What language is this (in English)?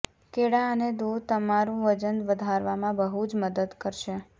Gujarati